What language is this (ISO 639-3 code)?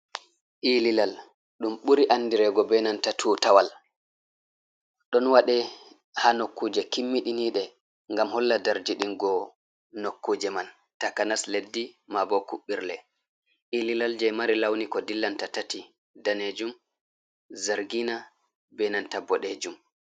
ful